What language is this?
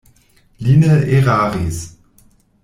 Esperanto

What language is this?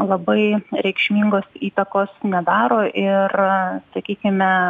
Lithuanian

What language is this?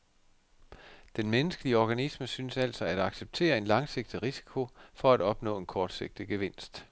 Danish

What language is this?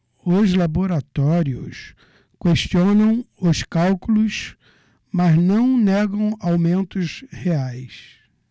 Portuguese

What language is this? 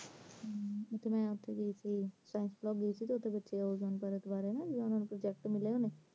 Punjabi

